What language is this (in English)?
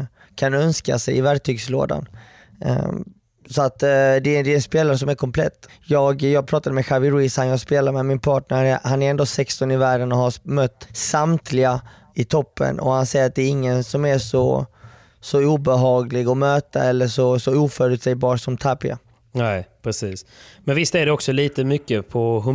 Swedish